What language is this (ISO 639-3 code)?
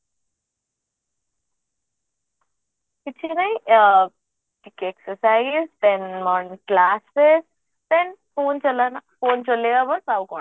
ori